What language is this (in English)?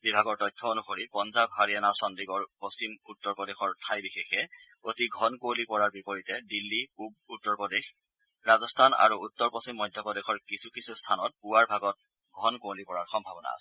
Assamese